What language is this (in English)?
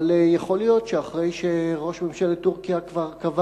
Hebrew